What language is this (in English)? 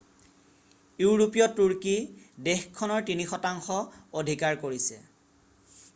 Assamese